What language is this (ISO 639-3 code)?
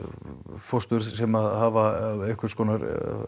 isl